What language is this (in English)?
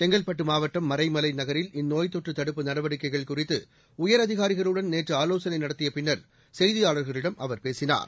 Tamil